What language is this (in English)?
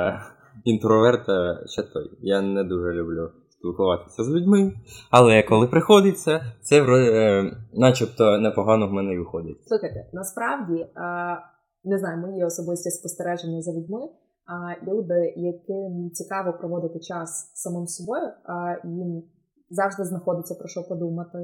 Ukrainian